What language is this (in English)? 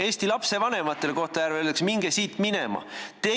Estonian